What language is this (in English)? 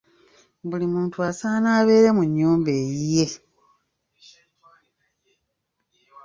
Ganda